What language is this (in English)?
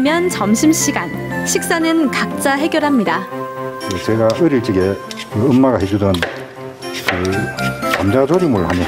Korean